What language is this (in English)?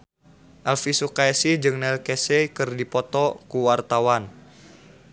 Sundanese